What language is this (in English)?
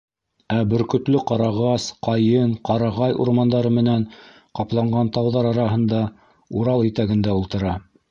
Bashkir